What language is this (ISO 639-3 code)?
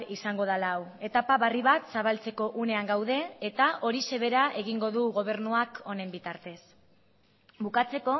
eus